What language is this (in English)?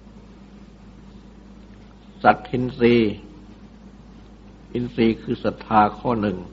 Thai